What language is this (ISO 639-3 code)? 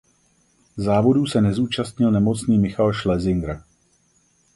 ces